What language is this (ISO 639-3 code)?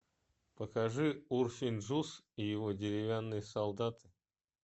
rus